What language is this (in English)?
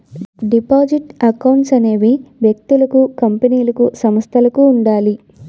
Telugu